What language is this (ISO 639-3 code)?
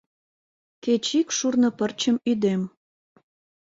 chm